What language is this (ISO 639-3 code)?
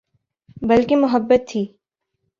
urd